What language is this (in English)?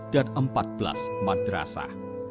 Indonesian